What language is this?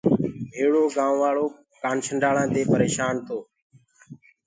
Gurgula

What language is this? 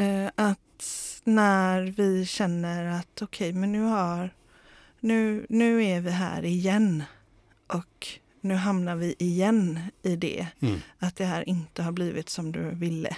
Swedish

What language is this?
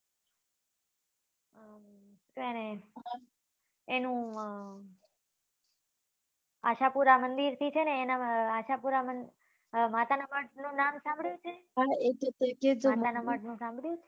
Gujarati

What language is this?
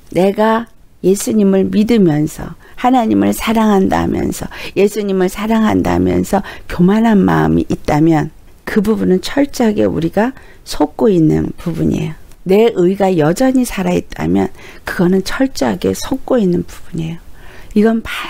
Korean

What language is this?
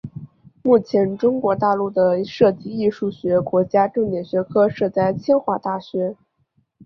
Chinese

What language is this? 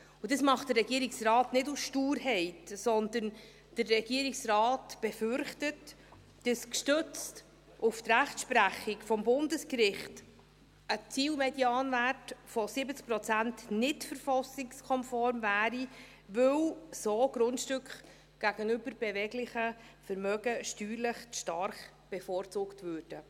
Swiss German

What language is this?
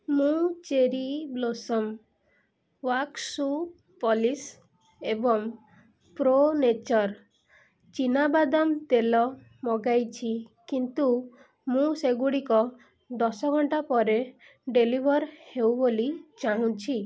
Odia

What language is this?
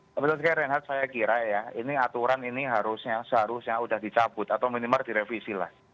Indonesian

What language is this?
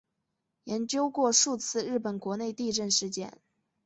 Chinese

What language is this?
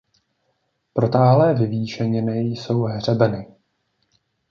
Czech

